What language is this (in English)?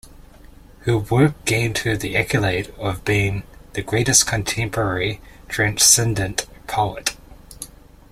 English